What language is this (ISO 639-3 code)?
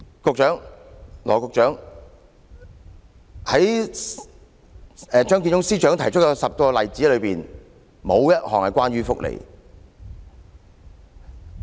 yue